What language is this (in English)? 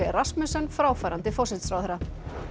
Icelandic